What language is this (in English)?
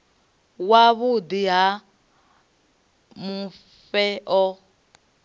Venda